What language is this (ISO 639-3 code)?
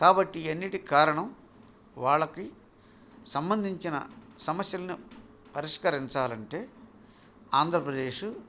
tel